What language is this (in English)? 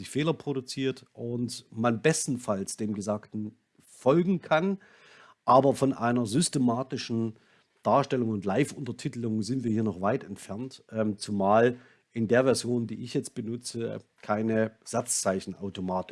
German